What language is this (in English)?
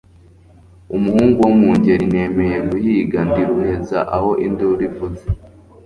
Kinyarwanda